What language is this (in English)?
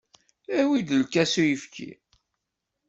Kabyle